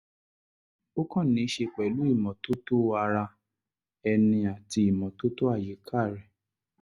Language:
Yoruba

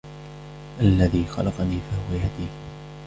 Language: Arabic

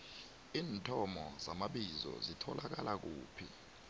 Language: South Ndebele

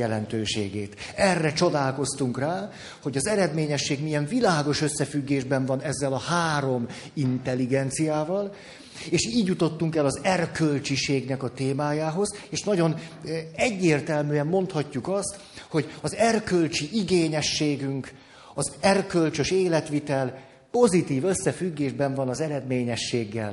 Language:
Hungarian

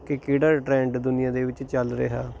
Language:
Punjabi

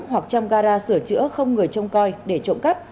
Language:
Vietnamese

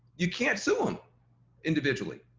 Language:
English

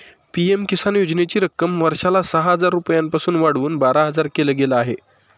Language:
Marathi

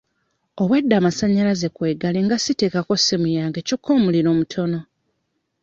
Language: Ganda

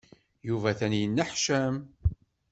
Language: Kabyle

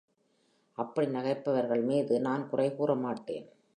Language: Tamil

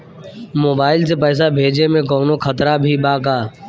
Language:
Bhojpuri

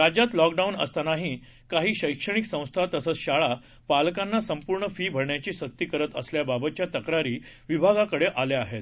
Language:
Marathi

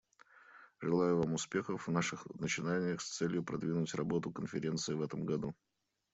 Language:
Russian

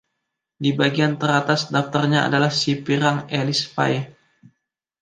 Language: Indonesian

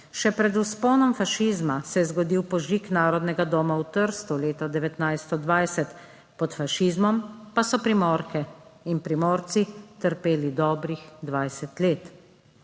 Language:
Slovenian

